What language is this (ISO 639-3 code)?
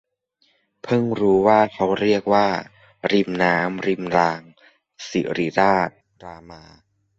tha